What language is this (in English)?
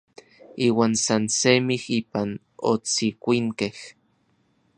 Orizaba Nahuatl